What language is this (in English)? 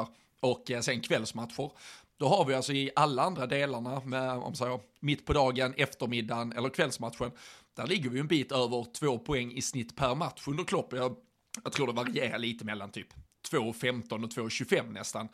Swedish